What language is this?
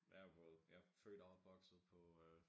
Danish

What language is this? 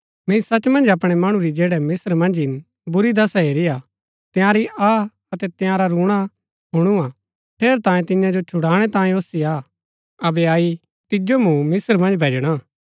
Gaddi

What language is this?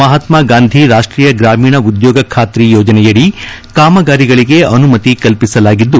Kannada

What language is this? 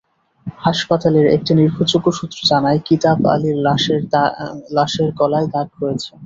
Bangla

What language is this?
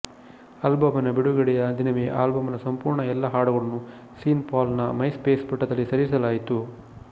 Kannada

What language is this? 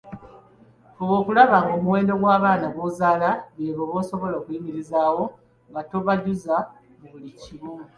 Ganda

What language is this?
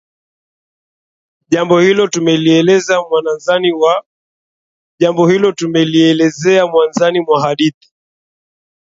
Swahili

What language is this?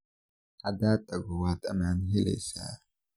Somali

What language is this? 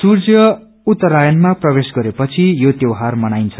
Nepali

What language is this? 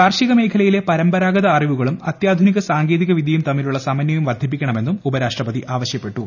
Malayalam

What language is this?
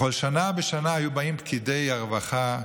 Hebrew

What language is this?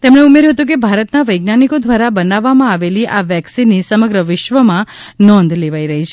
Gujarati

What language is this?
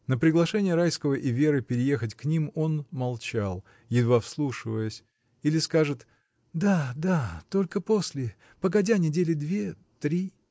Russian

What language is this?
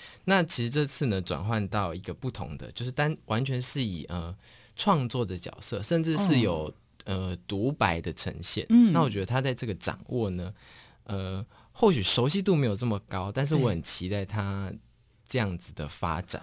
Chinese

